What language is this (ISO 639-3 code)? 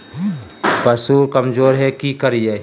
mag